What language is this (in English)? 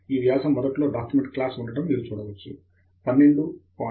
Telugu